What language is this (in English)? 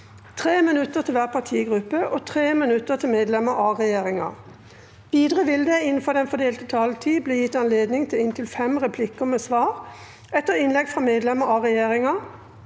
Norwegian